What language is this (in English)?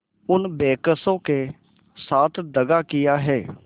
Hindi